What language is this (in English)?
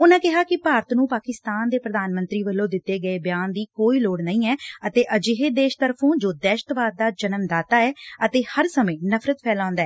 Punjabi